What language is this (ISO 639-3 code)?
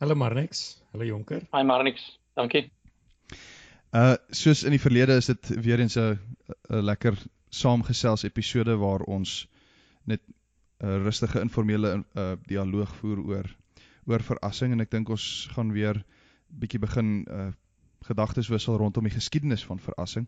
nld